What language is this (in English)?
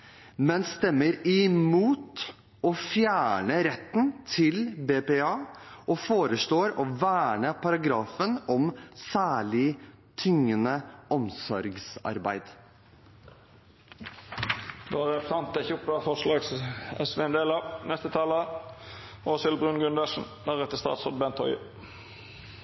Norwegian